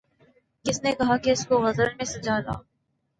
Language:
Urdu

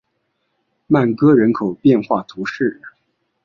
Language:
Chinese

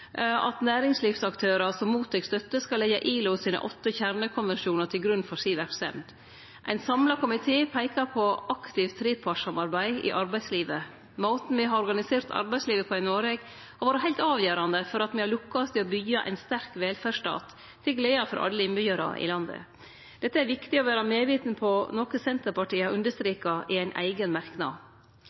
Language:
Norwegian Nynorsk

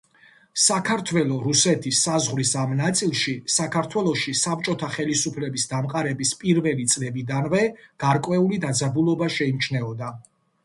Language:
Georgian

